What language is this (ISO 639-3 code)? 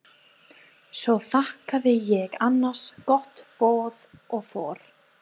isl